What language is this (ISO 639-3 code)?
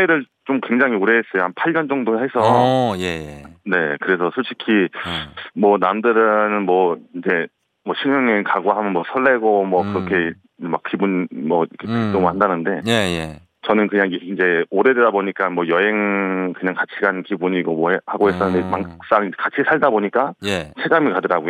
kor